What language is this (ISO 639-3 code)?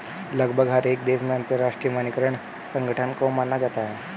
hin